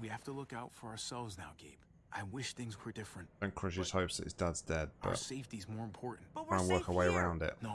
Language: English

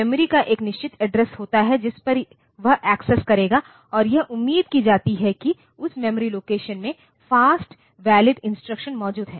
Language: Hindi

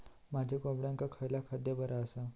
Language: Marathi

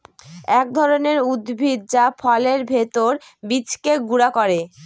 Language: Bangla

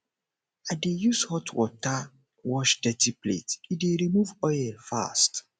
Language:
Nigerian Pidgin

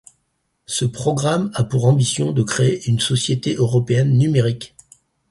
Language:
French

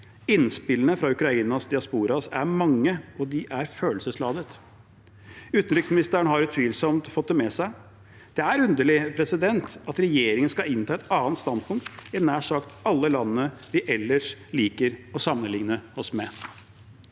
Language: Norwegian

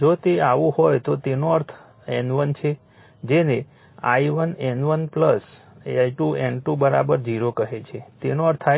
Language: Gujarati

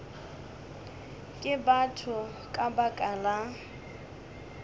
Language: Northern Sotho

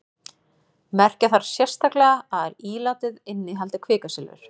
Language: Icelandic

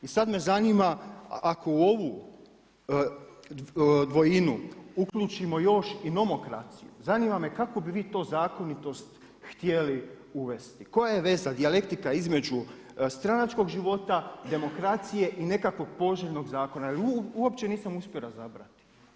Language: Croatian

